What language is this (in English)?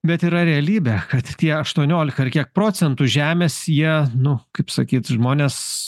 Lithuanian